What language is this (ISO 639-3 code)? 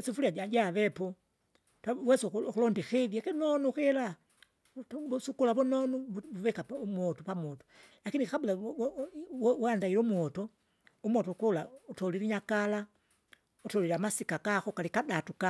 zga